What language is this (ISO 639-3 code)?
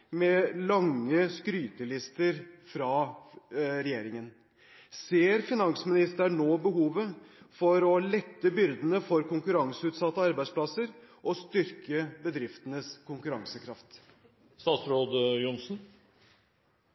nob